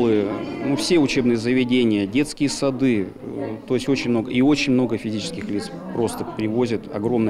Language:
Russian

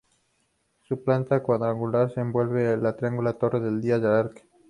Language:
Spanish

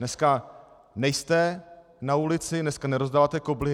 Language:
Czech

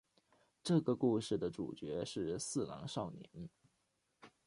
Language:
Chinese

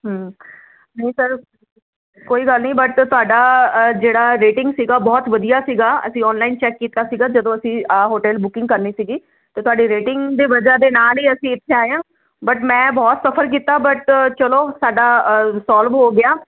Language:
Punjabi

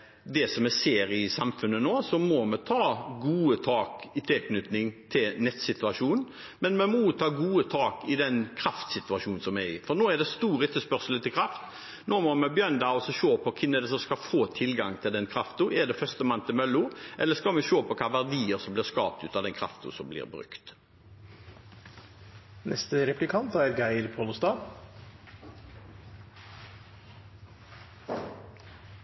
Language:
Norwegian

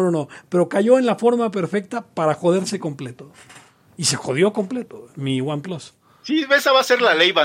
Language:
Spanish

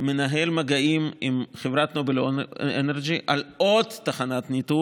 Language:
Hebrew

